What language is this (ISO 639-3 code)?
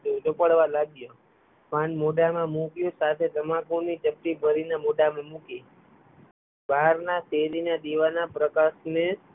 guj